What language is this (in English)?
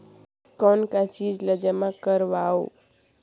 Chhattisgarhi